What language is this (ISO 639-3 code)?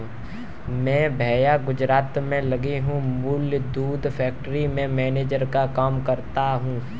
hin